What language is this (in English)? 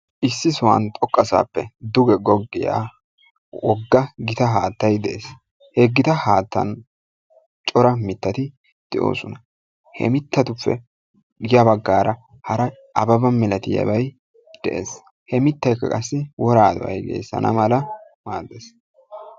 Wolaytta